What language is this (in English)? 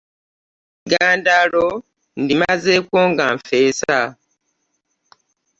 Ganda